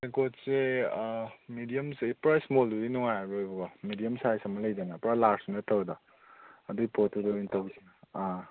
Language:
Manipuri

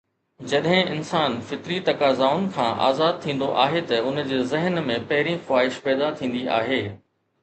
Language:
Sindhi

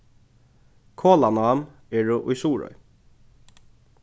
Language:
Faroese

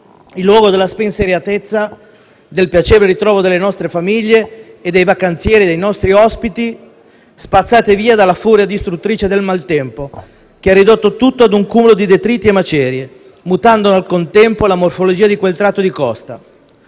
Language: Italian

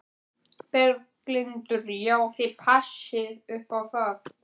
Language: Icelandic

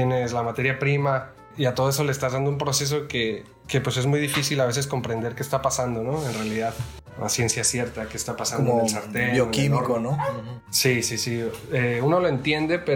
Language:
Spanish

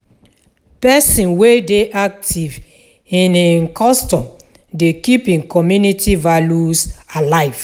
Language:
Nigerian Pidgin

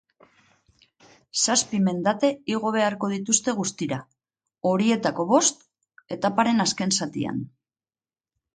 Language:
Basque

